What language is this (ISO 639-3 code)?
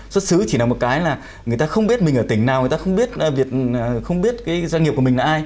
vie